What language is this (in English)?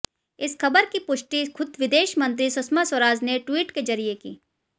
Hindi